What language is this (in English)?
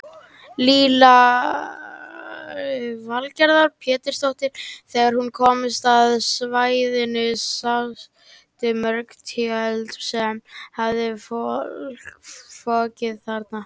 Icelandic